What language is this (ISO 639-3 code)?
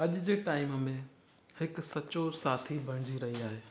snd